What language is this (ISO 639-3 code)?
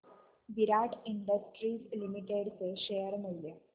mar